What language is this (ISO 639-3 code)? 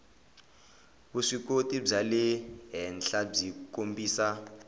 tso